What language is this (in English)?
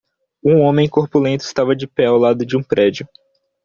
Portuguese